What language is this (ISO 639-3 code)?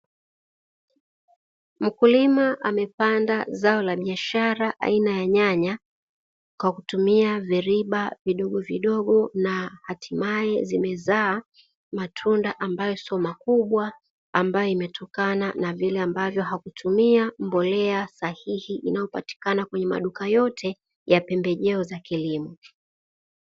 swa